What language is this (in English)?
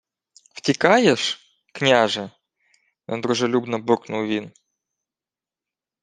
Ukrainian